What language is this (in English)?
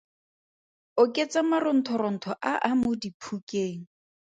Tswana